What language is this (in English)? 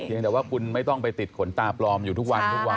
Thai